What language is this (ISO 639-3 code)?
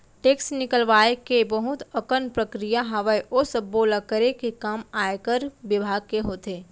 hne